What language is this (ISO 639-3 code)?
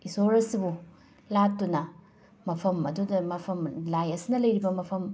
mni